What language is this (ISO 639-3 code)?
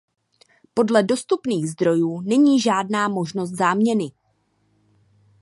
ces